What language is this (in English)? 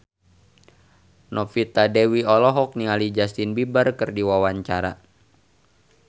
Sundanese